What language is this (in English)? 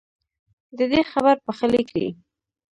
Pashto